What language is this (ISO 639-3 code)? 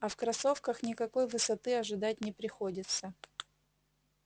rus